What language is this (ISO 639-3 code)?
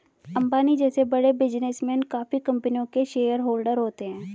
hin